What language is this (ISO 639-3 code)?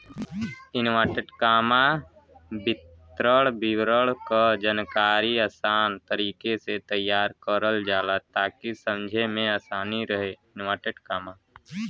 bho